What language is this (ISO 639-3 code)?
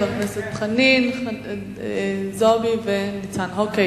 heb